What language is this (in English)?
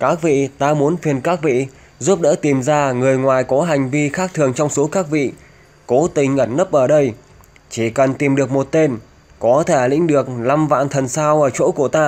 Vietnamese